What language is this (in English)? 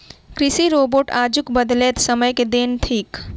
Maithili